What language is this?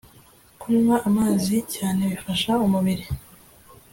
Kinyarwanda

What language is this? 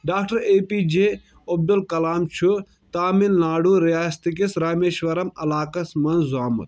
Kashmiri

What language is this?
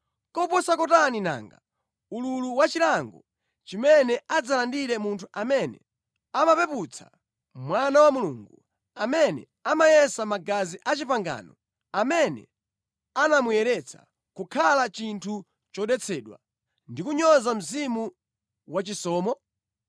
Nyanja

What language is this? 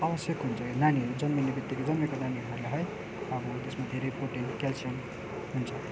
Nepali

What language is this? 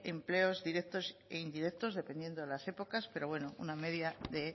Spanish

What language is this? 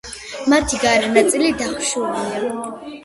Georgian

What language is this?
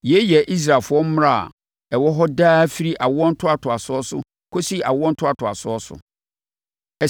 Akan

